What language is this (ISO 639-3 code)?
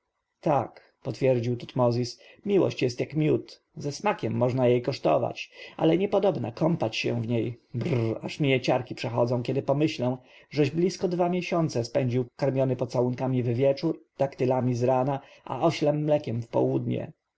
pol